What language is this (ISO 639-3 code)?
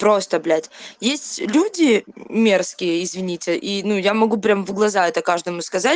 rus